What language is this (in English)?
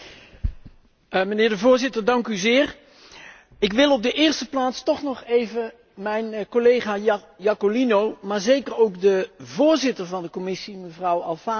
Dutch